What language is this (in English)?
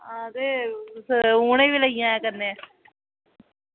Dogri